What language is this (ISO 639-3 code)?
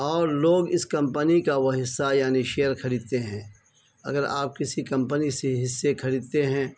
urd